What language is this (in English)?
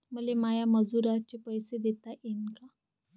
Marathi